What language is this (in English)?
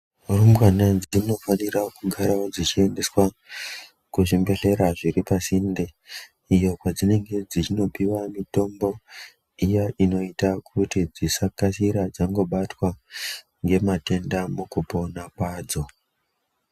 Ndau